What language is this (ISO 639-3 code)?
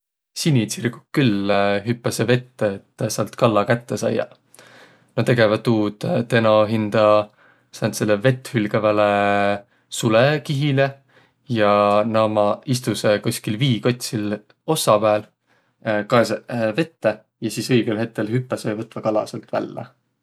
vro